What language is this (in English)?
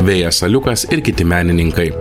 Lithuanian